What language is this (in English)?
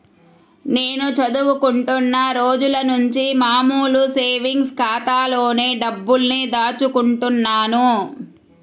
Telugu